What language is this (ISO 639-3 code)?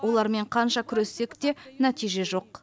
kaz